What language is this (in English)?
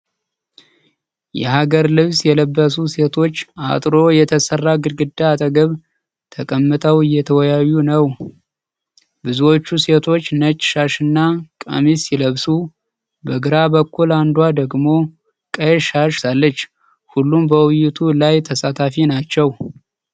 Amharic